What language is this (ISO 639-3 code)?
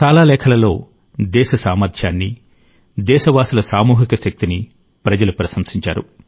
tel